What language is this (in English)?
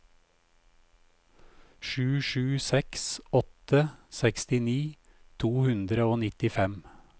Norwegian